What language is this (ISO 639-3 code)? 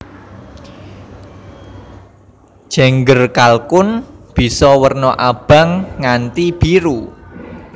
jav